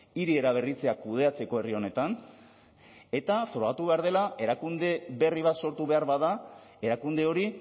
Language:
Basque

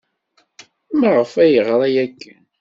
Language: Kabyle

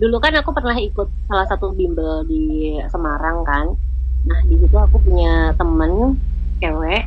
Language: Indonesian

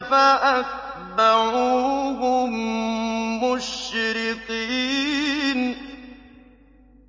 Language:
Arabic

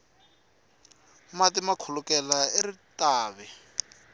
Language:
Tsonga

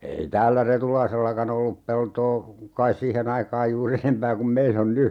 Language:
Finnish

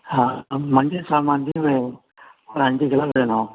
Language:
Tamil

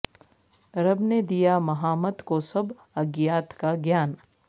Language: Urdu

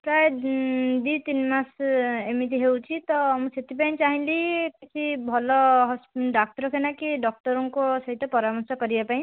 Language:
Odia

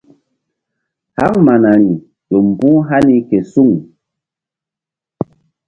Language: Mbum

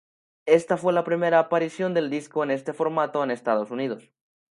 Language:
Spanish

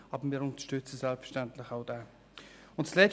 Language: Swiss German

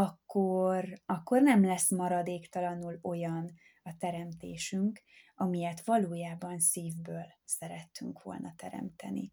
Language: Hungarian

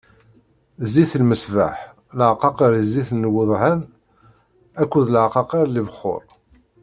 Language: Kabyle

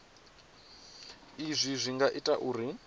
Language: Venda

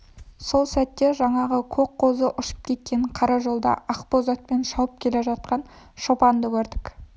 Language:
Kazakh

